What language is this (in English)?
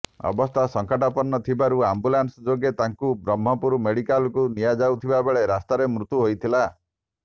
Odia